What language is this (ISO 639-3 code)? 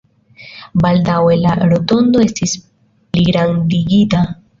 epo